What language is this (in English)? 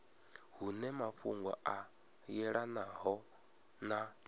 Venda